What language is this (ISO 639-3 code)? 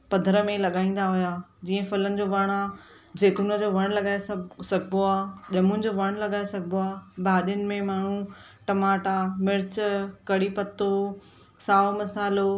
snd